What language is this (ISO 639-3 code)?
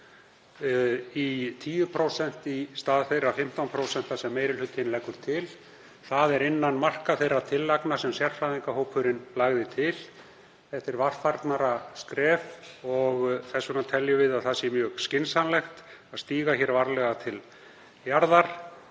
isl